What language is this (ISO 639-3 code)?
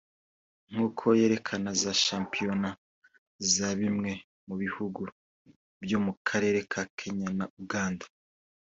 kin